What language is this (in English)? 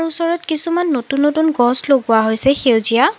Assamese